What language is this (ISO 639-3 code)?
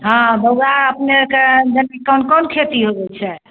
mai